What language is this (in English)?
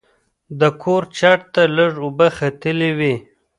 Pashto